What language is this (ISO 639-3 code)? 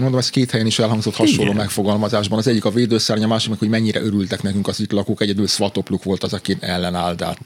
hun